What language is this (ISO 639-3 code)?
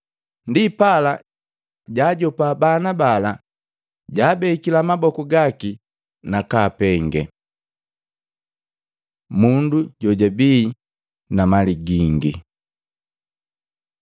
mgv